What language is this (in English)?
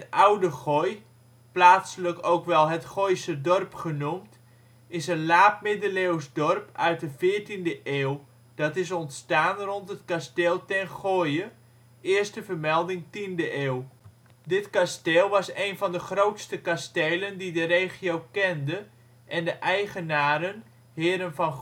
Dutch